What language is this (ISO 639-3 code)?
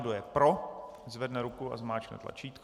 ces